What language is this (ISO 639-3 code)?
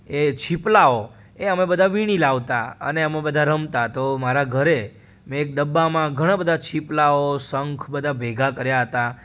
guj